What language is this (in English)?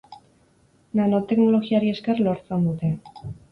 Basque